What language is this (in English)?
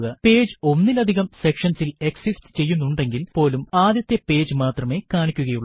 Malayalam